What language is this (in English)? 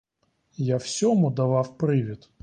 Ukrainian